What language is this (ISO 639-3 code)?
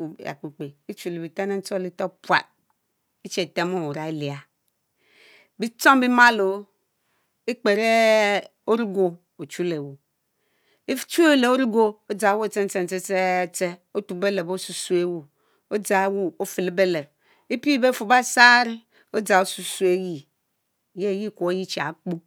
mfo